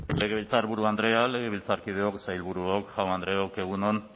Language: Basque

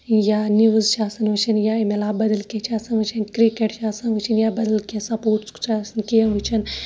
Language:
Kashmiri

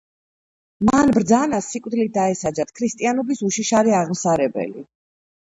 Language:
Georgian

